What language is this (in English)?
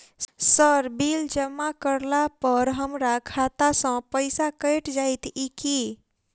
Maithili